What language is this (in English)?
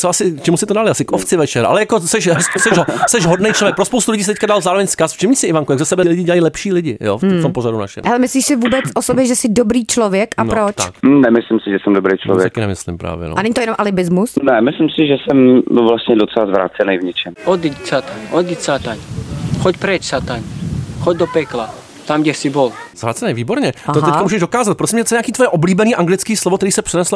Czech